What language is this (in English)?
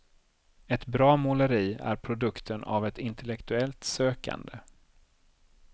Swedish